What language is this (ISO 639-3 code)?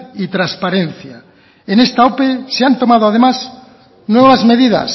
spa